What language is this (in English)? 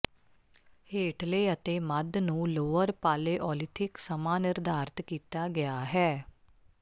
Punjabi